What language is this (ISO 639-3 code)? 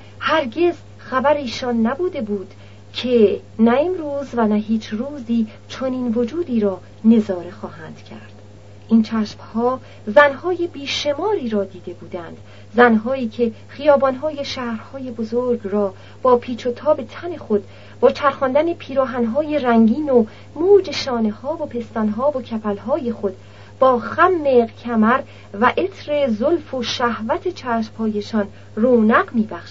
fas